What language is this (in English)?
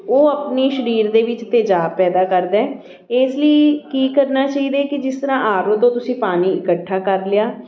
Punjabi